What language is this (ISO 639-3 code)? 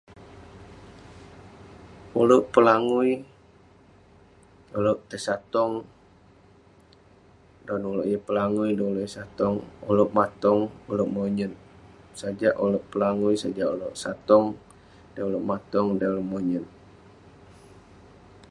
pne